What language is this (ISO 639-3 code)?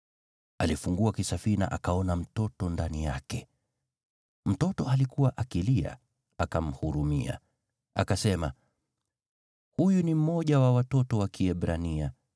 swa